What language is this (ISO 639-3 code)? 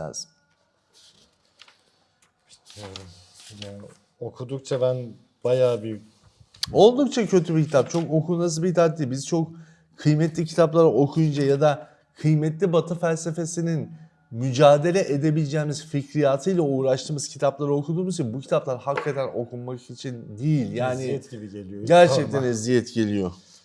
tur